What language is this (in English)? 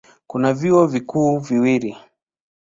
Swahili